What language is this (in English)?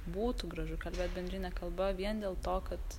Lithuanian